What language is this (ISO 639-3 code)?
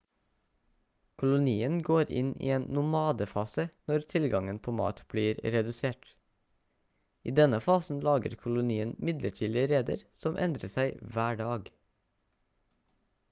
nob